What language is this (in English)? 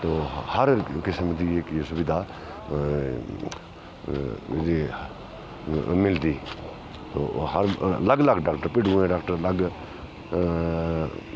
Dogri